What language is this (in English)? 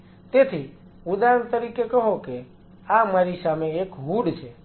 Gujarati